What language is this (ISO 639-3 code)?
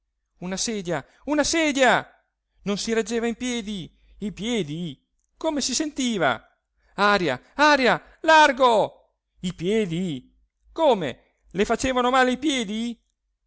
ita